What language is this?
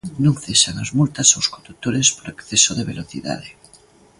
Galician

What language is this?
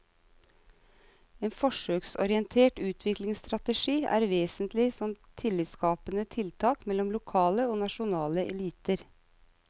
Norwegian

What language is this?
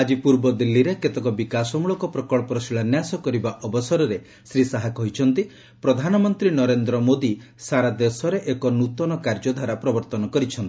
Odia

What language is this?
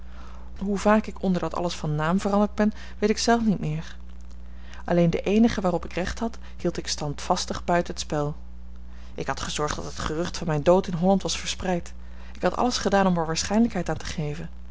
Dutch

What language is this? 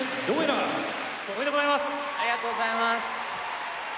Japanese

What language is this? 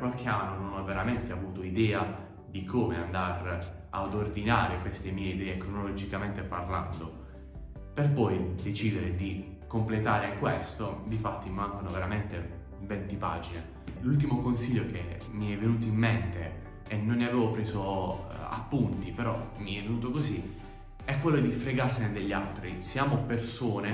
Italian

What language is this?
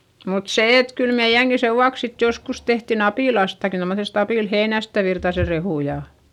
Finnish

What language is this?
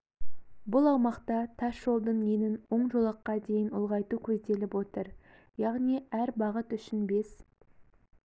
Kazakh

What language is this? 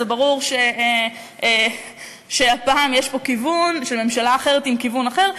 Hebrew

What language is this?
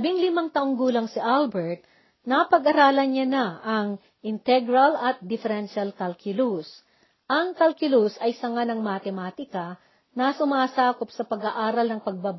Filipino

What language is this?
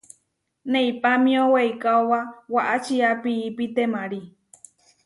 Huarijio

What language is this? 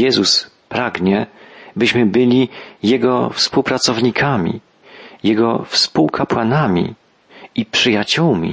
Polish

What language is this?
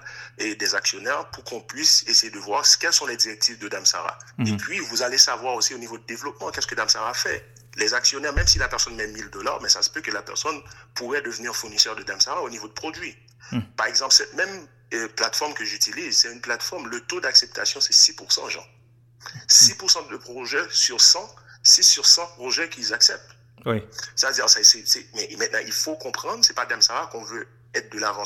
French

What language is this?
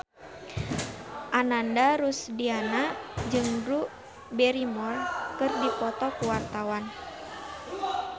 Sundanese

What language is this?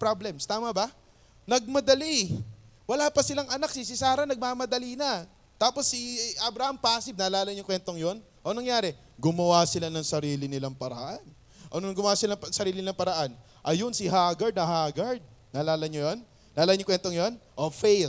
Filipino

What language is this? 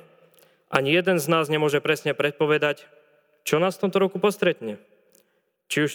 Slovak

